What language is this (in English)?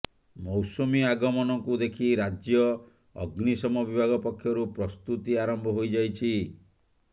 Odia